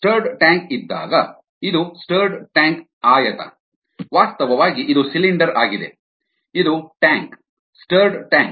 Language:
Kannada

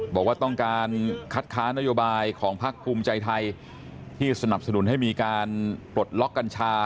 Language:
Thai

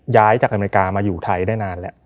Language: Thai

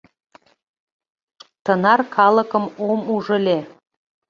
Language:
Mari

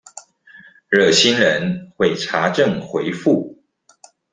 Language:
Chinese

